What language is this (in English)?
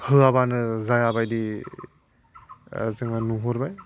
Bodo